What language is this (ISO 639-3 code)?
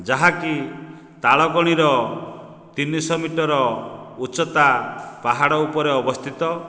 ori